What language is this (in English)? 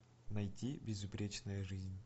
Russian